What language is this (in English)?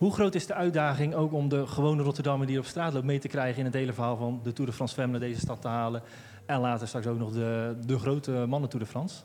Dutch